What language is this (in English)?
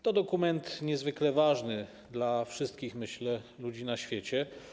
Polish